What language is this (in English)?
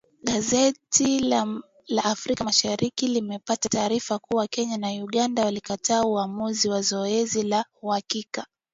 Swahili